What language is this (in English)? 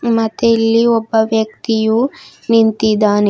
Kannada